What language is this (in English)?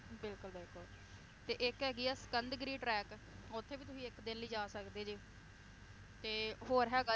Punjabi